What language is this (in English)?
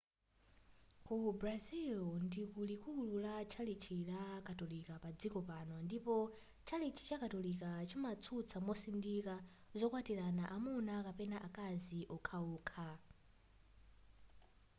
Nyanja